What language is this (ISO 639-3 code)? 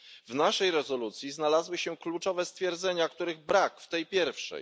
pol